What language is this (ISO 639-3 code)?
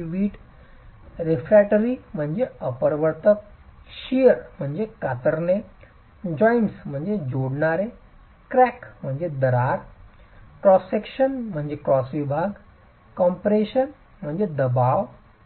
mar